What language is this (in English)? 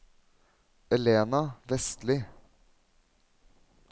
Norwegian